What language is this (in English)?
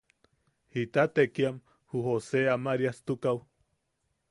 Yaqui